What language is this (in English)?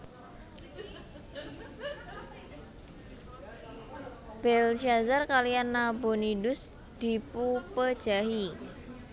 Javanese